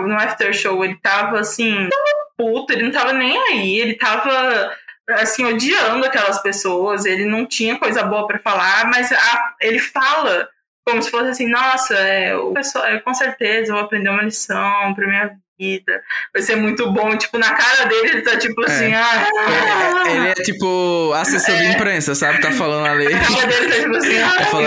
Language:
Portuguese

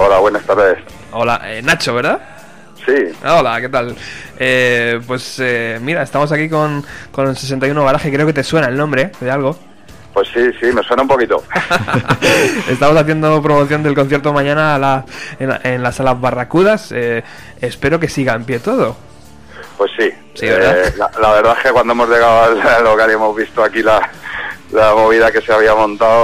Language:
Spanish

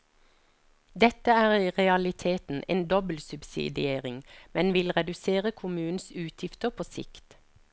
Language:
Norwegian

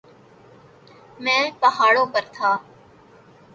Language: Urdu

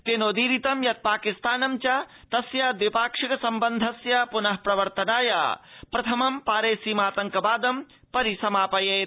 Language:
Sanskrit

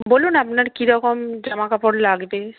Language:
Bangla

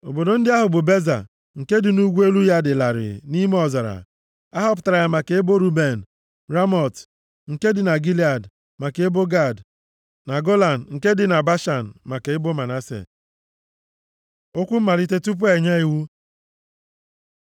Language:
Igbo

